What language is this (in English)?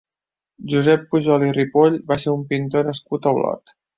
Catalan